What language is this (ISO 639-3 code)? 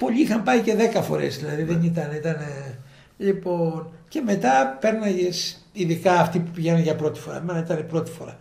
ell